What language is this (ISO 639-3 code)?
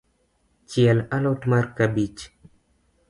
luo